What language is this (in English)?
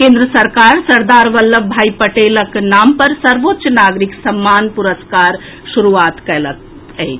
Maithili